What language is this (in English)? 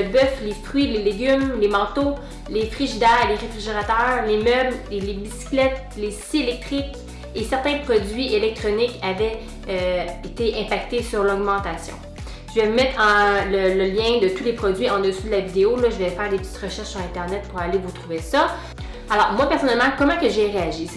French